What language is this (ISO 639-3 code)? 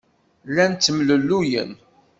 kab